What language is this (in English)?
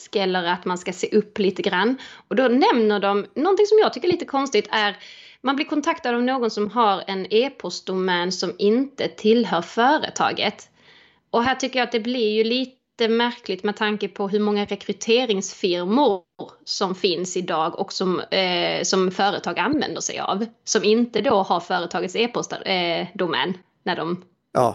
Swedish